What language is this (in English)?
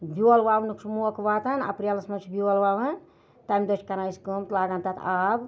Kashmiri